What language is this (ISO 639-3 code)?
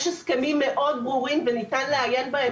heb